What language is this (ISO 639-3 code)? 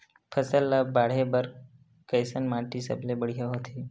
hne